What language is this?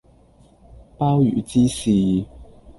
Cantonese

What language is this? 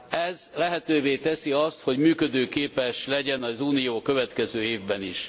Hungarian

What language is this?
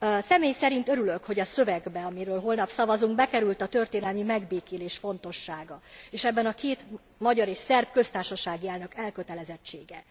Hungarian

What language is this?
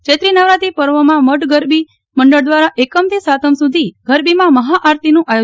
Gujarati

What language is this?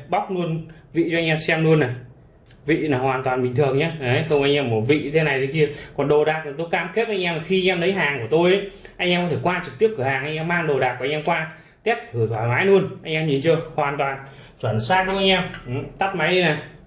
Vietnamese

